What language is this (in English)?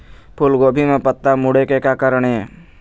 Chhattisgarhi